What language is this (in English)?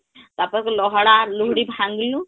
Odia